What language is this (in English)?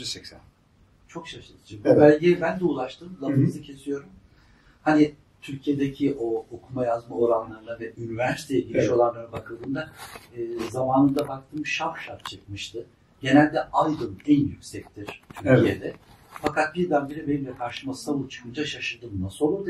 Turkish